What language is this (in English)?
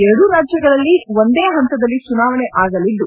Kannada